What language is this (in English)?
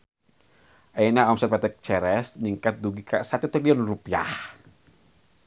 Sundanese